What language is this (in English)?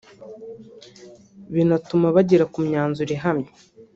Kinyarwanda